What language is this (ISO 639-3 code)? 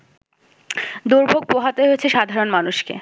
ben